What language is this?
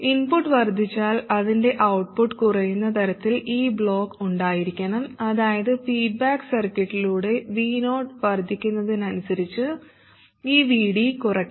Malayalam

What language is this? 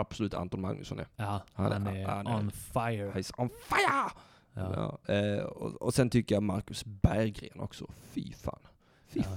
Swedish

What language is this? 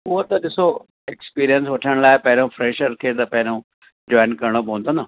Sindhi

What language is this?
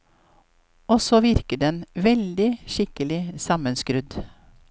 Norwegian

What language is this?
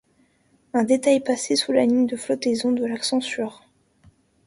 French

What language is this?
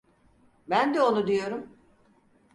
Turkish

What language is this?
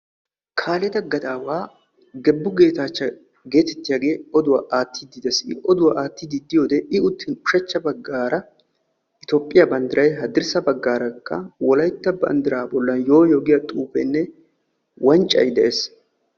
Wolaytta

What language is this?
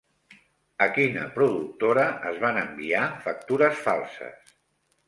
Catalan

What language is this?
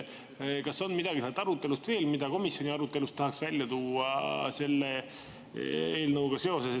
Estonian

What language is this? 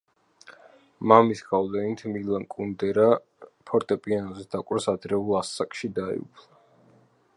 Georgian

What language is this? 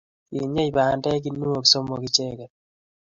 Kalenjin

